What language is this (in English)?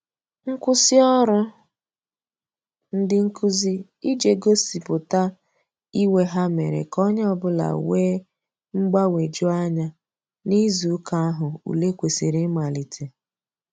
Igbo